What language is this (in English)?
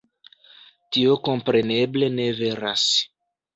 Esperanto